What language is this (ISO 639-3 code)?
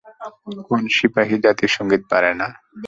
ben